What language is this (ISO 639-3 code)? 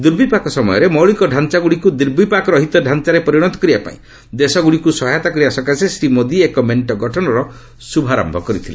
ori